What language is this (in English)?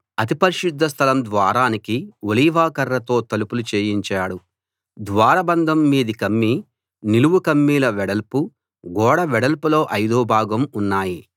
Telugu